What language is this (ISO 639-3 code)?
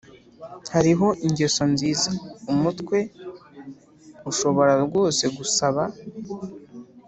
kin